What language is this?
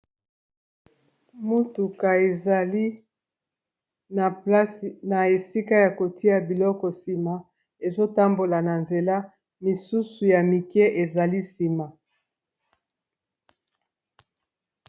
Lingala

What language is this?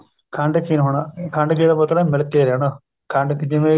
Punjabi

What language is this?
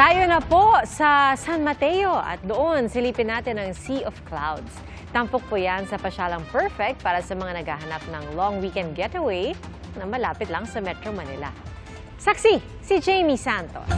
Filipino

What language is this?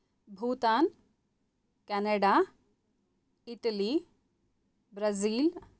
Sanskrit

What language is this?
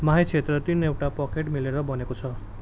Nepali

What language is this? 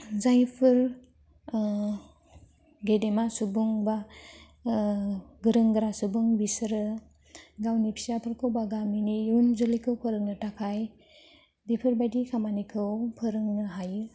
Bodo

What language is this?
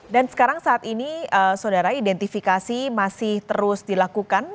Indonesian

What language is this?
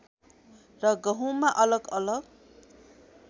Nepali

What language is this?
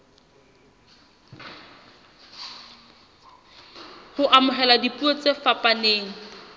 Southern Sotho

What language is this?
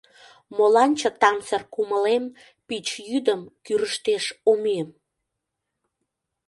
Mari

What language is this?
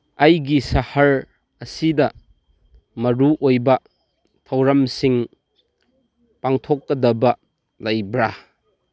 Manipuri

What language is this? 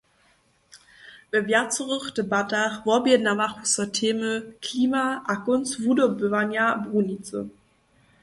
Upper Sorbian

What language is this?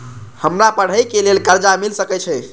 Maithili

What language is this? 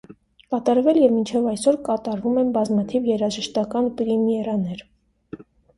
Armenian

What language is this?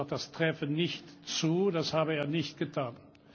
German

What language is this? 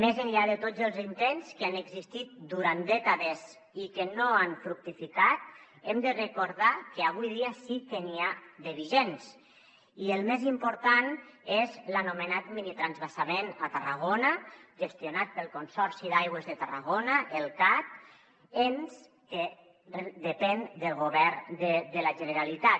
Catalan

